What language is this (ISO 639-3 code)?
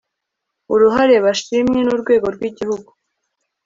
kin